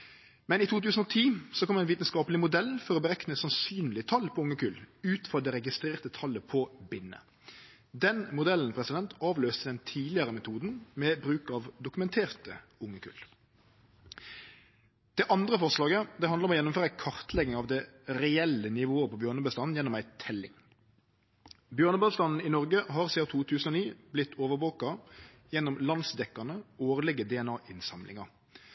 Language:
Norwegian Nynorsk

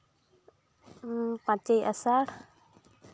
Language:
Santali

